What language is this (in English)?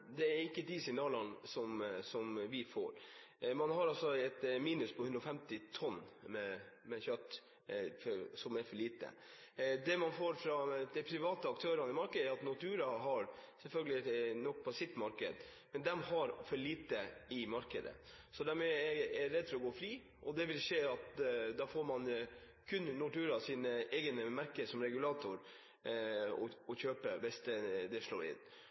Norwegian Bokmål